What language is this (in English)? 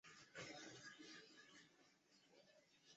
Chinese